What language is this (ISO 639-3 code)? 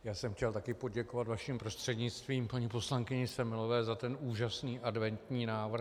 ces